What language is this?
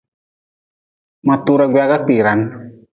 Nawdm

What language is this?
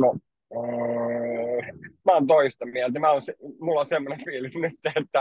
Finnish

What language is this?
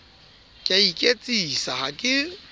Southern Sotho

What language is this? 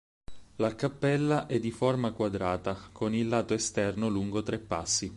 Italian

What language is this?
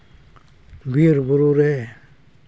Santali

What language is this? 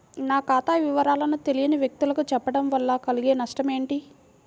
Telugu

